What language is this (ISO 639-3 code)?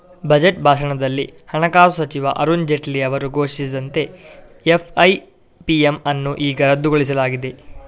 kan